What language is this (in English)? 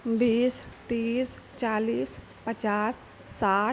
Maithili